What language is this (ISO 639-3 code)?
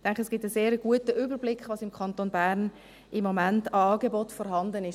gsw